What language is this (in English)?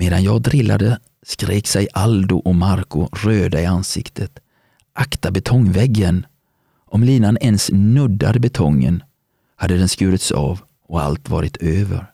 Swedish